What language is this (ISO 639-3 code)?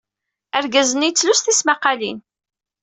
kab